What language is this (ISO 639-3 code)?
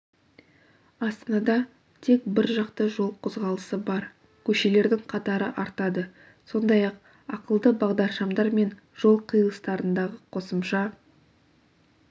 kaz